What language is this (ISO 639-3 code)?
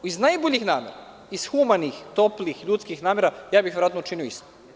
srp